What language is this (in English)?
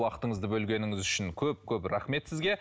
Kazakh